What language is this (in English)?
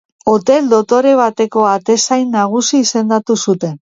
Basque